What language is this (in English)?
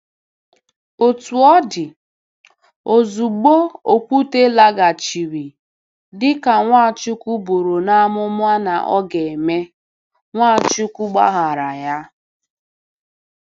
Igbo